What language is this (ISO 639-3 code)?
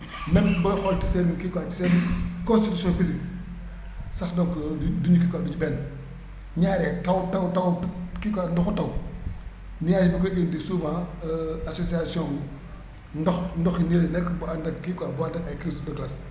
wol